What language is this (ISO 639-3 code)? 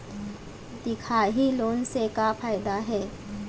hne